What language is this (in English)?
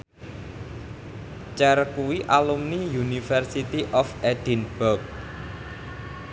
Javanese